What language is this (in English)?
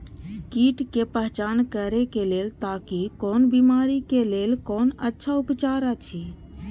Maithili